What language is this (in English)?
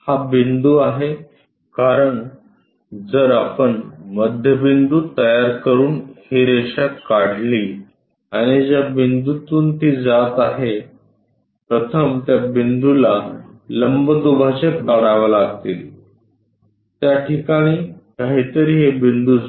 Marathi